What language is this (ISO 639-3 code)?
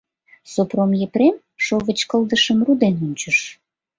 chm